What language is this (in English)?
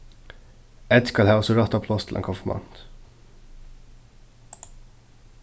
Faroese